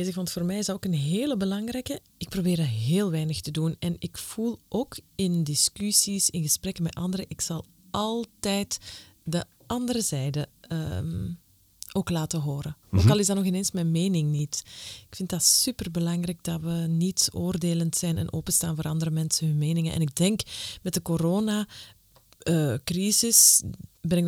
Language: Dutch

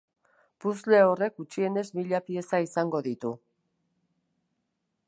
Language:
Basque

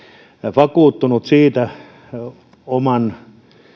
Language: Finnish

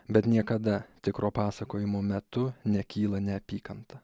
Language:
Lithuanian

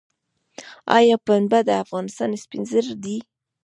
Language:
Pashto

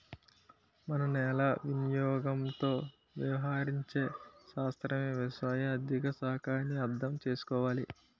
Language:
Telugu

